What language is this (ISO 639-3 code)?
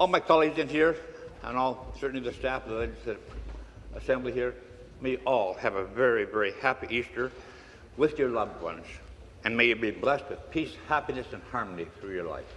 eng